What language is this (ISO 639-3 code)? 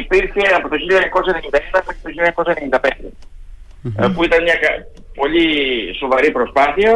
ell